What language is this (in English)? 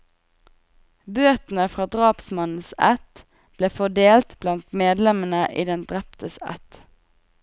Norwegian